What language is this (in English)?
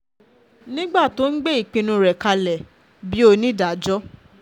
Yoruba